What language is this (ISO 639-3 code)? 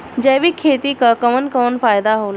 bho